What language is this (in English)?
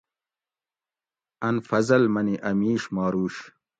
Gawri